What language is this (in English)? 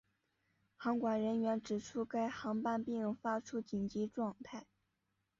Chinese